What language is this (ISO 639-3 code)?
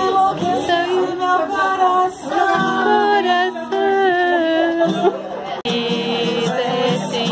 por